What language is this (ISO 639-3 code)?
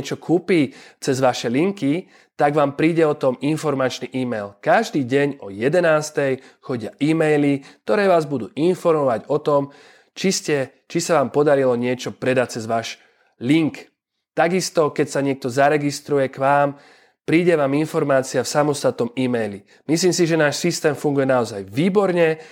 slk